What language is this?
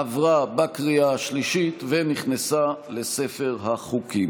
Hebrew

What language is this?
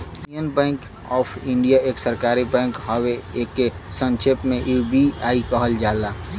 Bhojpuri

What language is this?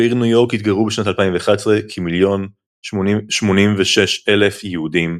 Hebrew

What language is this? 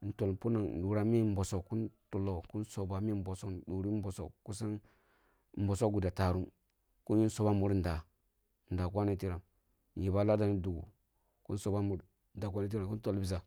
Kulung (Nigeria)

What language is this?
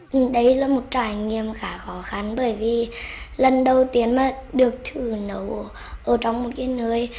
Vietnamese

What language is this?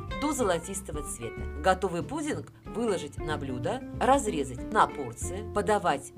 Russian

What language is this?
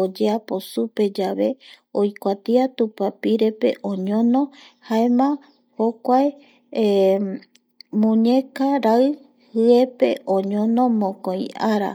Eastern Bolivian Guaraní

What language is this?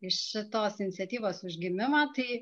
Lithuanian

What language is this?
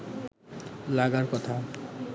Bangla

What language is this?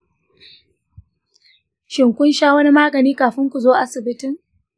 Hausa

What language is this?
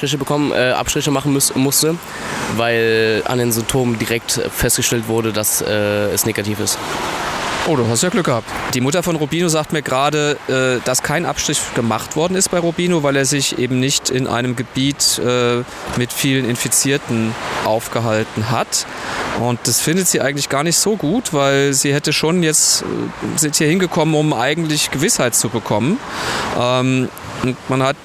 German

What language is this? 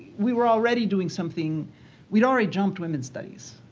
English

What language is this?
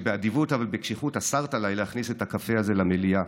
Hebrew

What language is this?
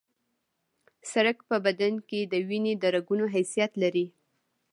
Pashto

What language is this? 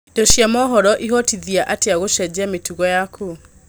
Kikuyu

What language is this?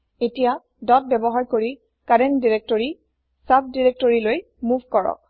Assamese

